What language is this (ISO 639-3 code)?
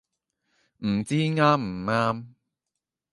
yue